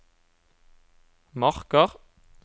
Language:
Norwegian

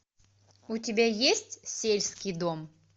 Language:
Russian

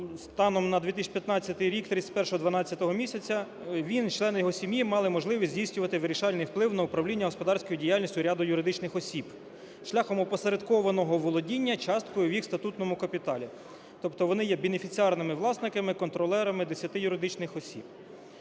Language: Ukrainian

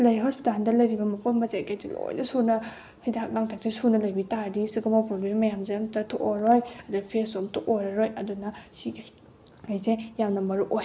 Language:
Manipuri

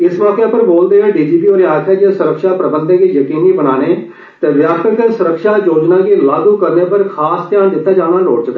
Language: Dogri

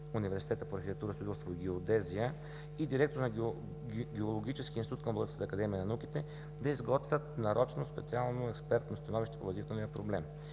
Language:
Bulgarian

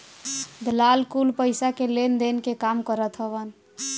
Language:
Bhojpuri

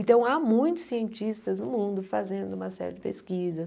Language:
Portuguese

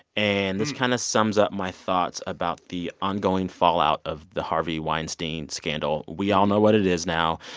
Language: English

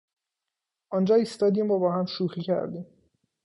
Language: Persian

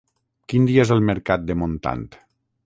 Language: Catalan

